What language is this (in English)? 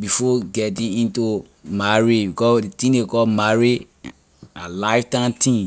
Liberian English